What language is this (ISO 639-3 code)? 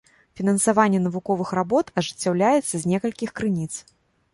bel